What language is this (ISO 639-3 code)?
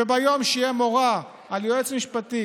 heb